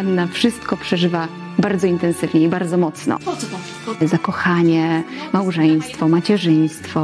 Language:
Polish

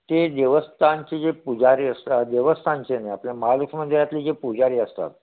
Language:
Marathi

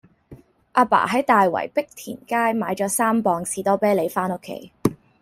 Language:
Cantonese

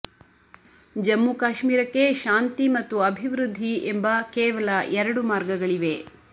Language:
Kannada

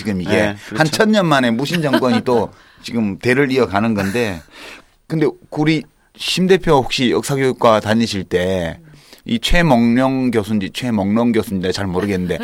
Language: Korean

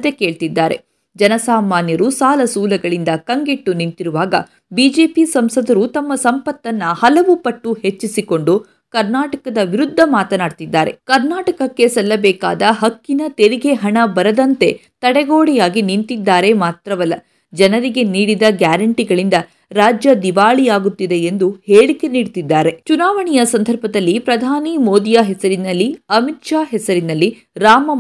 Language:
Kannada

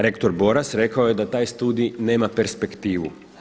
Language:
Croatian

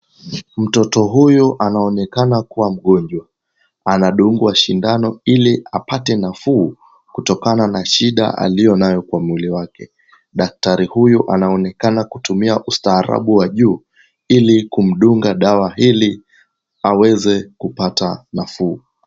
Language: Swahili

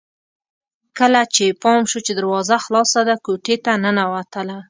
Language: Pashto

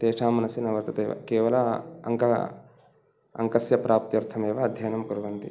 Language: Sanskrit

